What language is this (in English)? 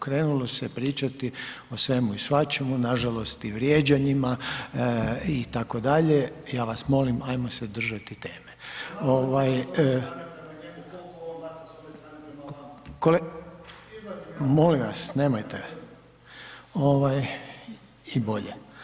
Croatian